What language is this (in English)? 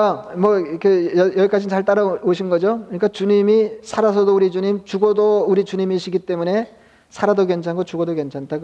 Korean